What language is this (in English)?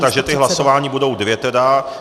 Czech